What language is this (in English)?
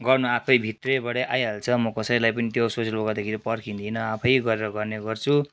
Nepali